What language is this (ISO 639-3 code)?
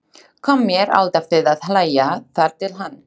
isl